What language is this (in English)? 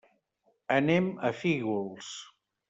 Catalan